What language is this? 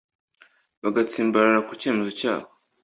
Kinyarwanda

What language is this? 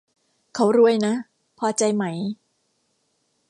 Thai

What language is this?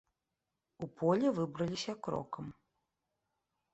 Belarusian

